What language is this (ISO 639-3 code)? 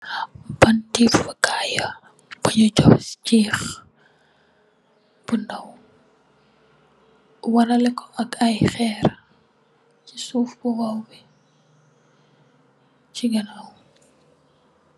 wol